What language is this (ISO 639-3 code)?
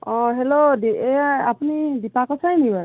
asm